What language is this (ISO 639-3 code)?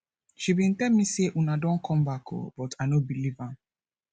pcm